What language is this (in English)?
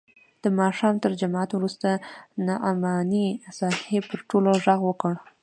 Pashto